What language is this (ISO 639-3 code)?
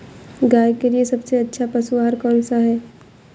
hin